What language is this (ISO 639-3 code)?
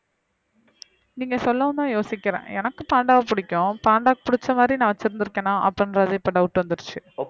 tam